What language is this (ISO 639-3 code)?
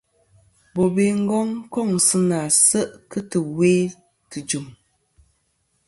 bkm